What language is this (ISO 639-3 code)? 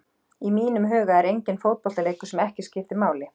isl